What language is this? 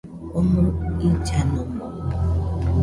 Nüpode Huitoto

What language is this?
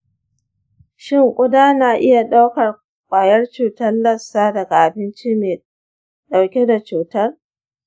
Hausa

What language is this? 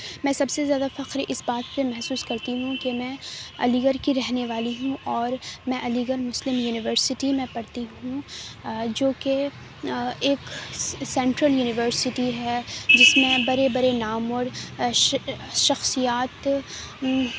Urdu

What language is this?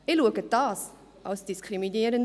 Swiss German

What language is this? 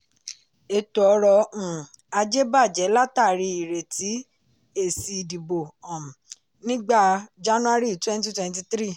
Yoruba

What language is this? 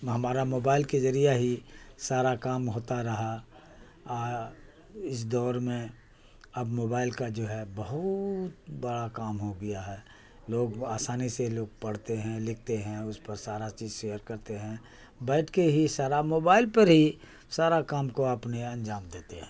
Urdu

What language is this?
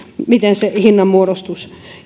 Finnish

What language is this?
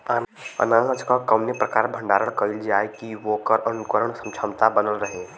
Bhojpuri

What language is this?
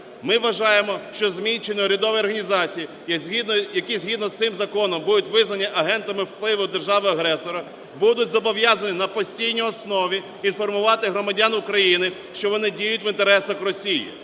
Ukrainian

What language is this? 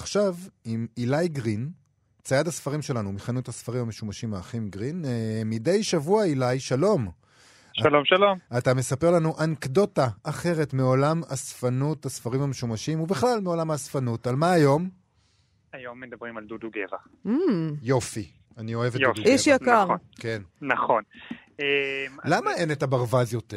Hebrew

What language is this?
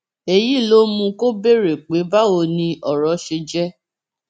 Yoruba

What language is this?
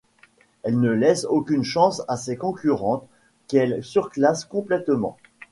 French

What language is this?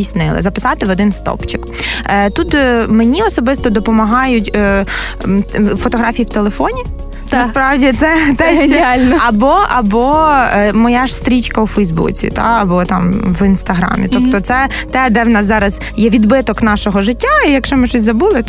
Ukrainian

